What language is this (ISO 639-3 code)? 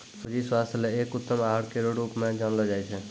mai